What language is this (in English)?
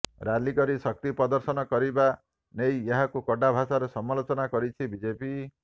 Odia